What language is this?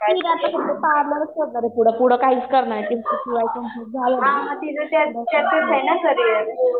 Marathi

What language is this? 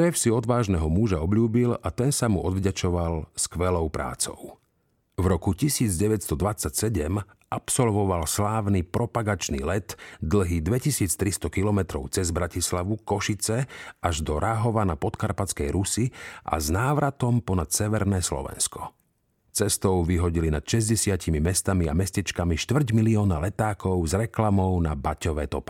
Slovak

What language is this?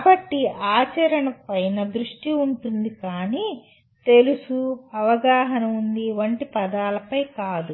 Telugu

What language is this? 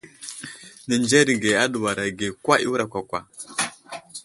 Wuzlam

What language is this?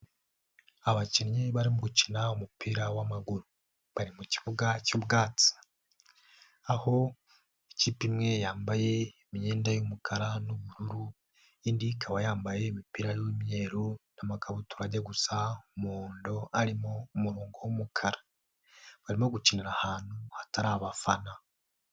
Kinyarwanda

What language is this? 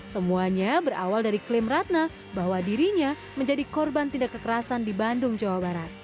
Indonesian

